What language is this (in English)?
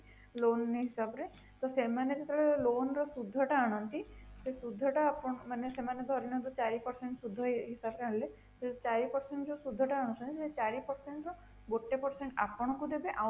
Odia